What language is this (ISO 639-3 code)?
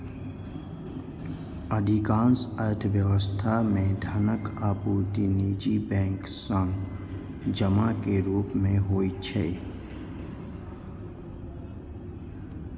mai